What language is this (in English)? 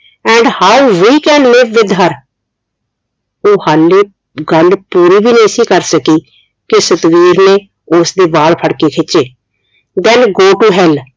Punjabi